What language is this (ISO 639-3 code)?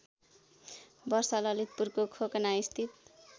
nep